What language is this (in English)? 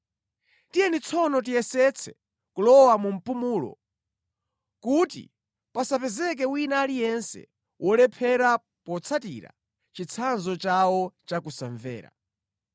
Nyanja